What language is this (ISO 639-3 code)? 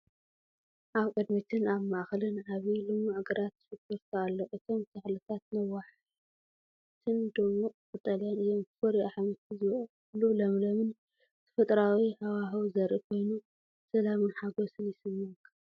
tir